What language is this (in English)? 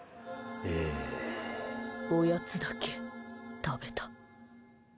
Japanese